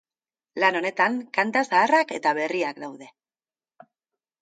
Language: Basque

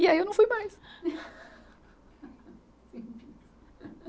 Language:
Portuguese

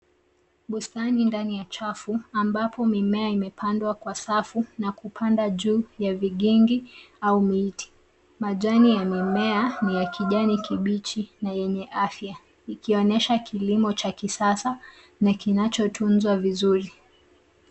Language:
Swahili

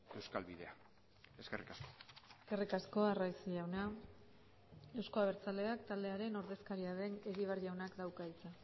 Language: Basque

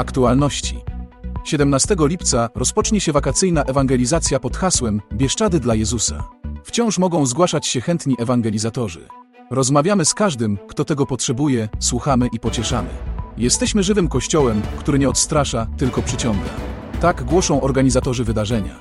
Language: Polish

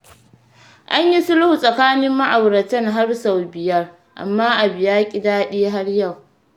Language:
Hausa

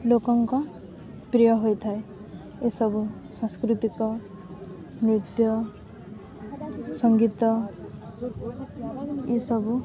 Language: Odia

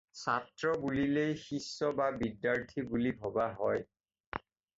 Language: Assamese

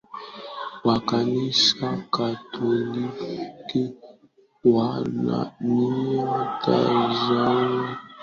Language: Swahili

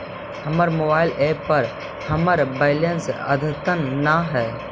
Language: Magahi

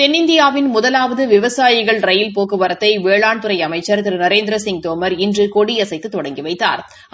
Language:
Tamil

